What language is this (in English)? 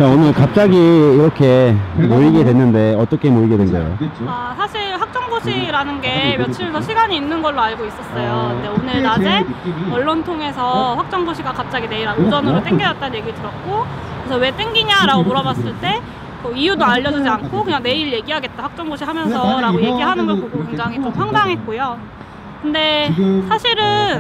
Korean